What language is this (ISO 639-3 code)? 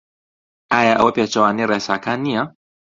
ckb